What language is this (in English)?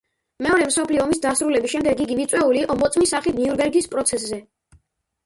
Georgian